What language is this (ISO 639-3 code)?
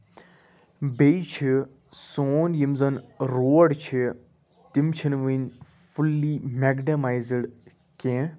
kas